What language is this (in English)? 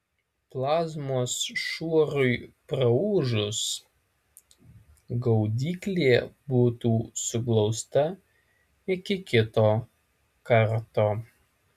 Lithuanian